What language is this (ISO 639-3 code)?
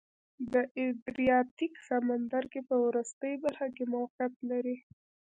pus